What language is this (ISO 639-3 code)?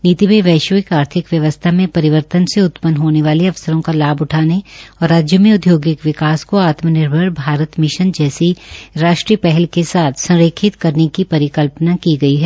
hin